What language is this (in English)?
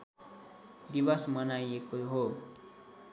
Nepali